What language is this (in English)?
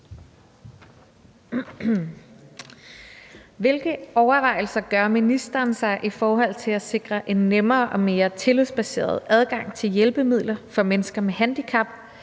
Danish